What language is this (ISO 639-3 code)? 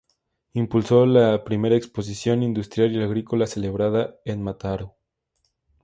spa